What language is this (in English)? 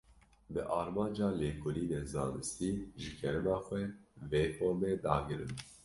Kurdish